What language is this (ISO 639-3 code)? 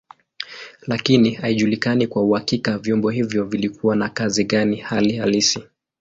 swa